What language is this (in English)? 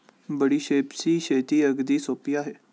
Marathi